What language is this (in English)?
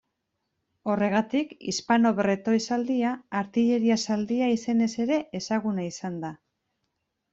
Basque